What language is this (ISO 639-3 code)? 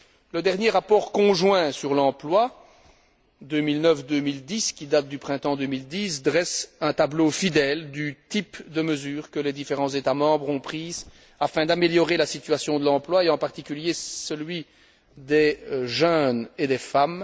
fra